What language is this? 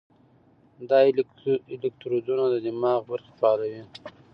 Pashto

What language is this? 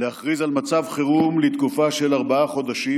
Hebrew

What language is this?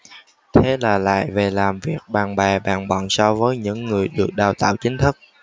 Vietnamese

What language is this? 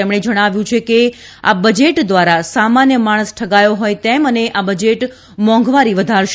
Gujarati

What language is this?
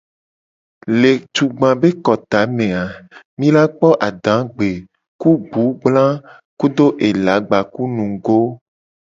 Gen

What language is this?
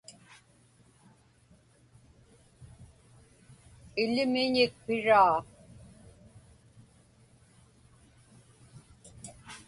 Inupiaq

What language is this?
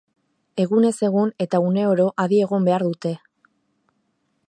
Basque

